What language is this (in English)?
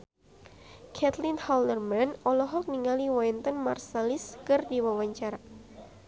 Sundanese